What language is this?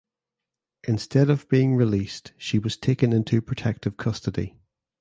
English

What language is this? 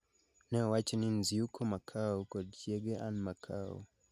Luo (Kenya and Tanzania)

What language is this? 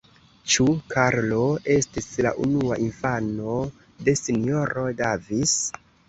Esperanto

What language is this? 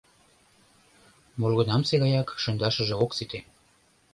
Mari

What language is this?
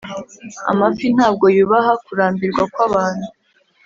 Kinyarwanda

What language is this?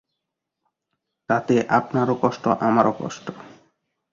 Bangla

